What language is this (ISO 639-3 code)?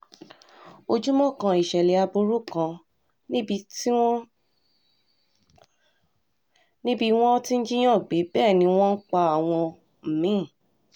yor